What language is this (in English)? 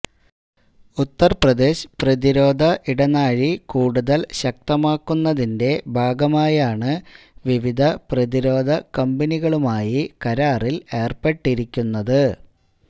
Malayalam